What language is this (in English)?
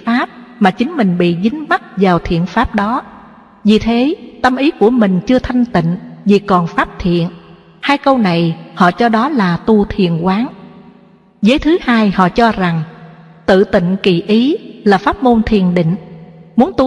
Vietnamese